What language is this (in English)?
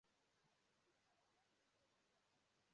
Igbo